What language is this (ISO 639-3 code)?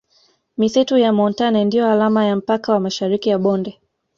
swa